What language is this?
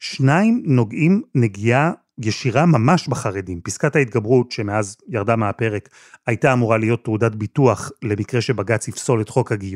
Hebrew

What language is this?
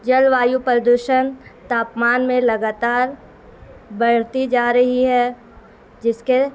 Urdu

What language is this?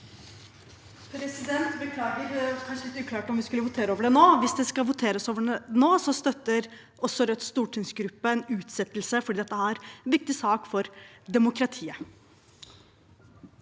Norwegian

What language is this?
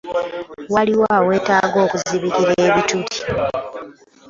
Ganda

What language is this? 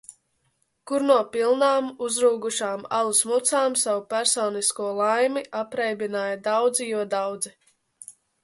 Latvian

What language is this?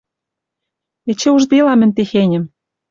Western Mari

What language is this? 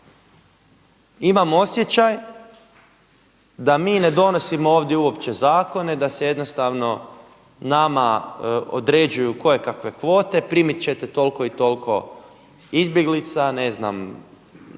Croatian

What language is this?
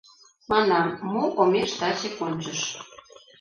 Mari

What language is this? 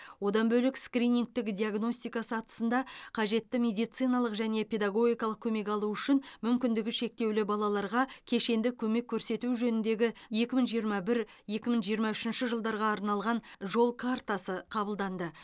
Kazakh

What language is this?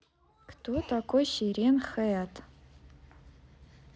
Russian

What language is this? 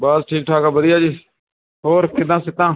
Punjabi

